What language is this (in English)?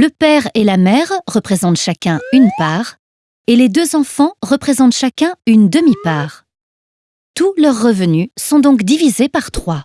French